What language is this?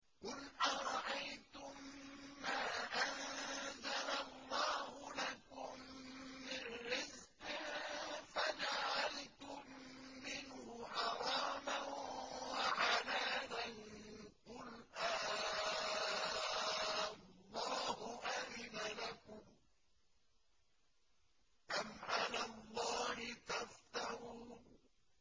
Arabic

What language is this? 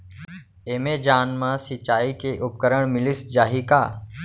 Chhattisgarhi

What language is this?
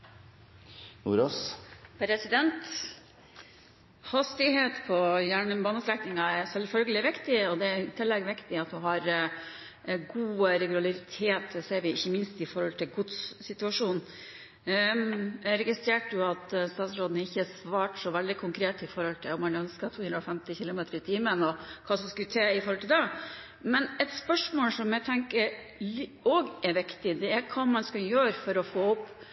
Norwegian Bokmål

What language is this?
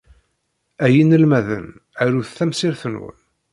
Kabyle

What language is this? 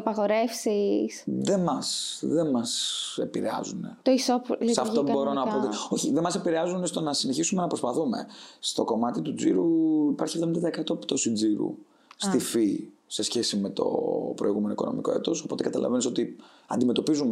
Greek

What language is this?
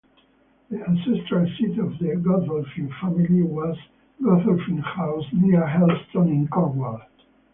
English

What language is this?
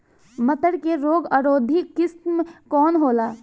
Bhojpuri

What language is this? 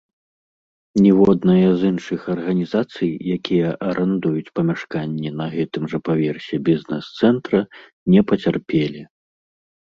Belarusian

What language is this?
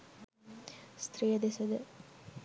Sinhala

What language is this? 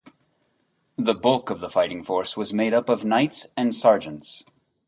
English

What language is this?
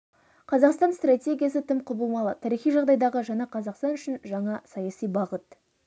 Kazakh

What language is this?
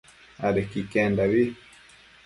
Matsés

